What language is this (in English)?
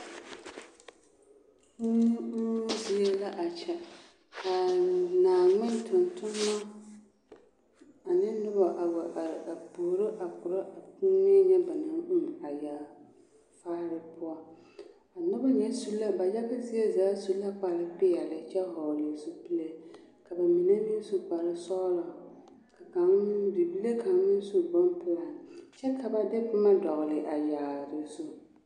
Southern Dagaare